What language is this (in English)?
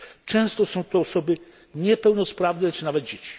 Polish